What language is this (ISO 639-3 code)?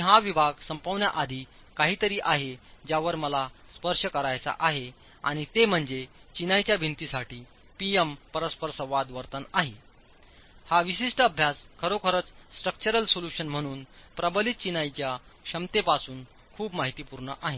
mar